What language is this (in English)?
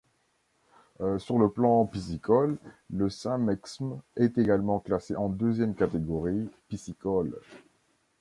French